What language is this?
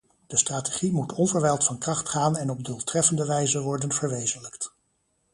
Dutch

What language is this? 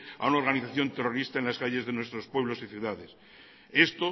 Spanish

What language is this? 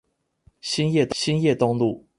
Chinese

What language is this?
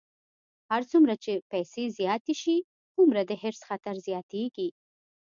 Pashto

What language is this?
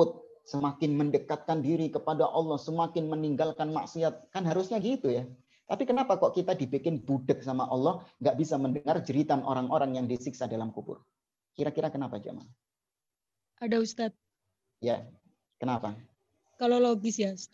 Indonesian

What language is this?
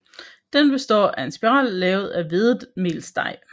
Danish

